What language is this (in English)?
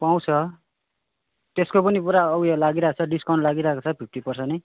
Nepali